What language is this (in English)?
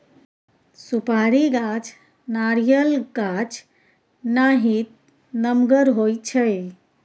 Maithili